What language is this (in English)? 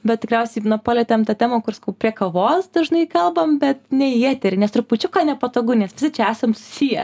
Lithuanian